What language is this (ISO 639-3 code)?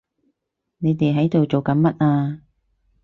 yue